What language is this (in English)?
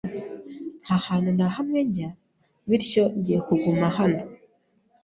Kinyarwanda